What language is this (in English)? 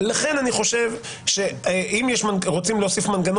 Hebrew